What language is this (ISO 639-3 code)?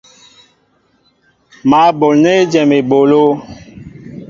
mbo